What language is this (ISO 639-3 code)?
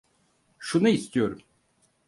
tur